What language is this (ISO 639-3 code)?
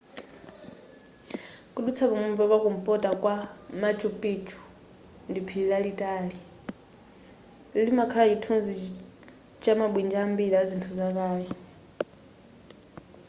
nya